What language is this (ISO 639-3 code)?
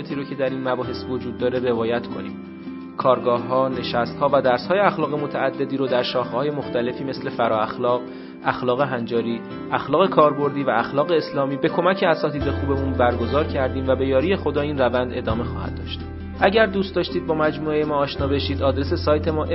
fas